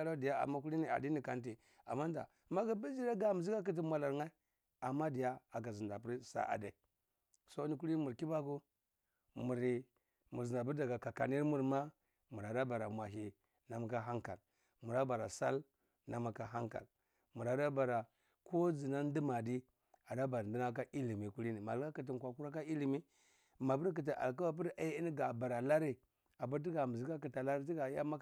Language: Cibak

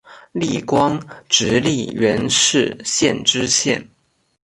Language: Chinese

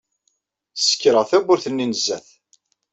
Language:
Kabyle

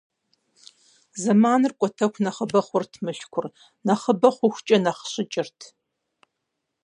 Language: Kabardian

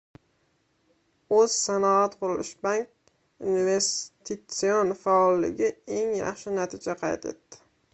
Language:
Uzbek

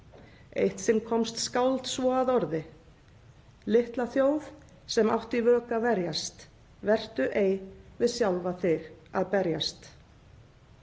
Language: Icelandic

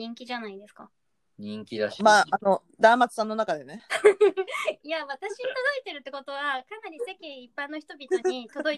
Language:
Japanese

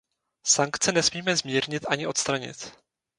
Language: Czech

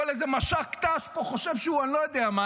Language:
Hebrew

